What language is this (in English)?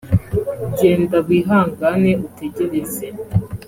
Kinyarwanda